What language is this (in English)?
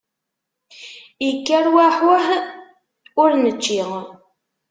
Kabyle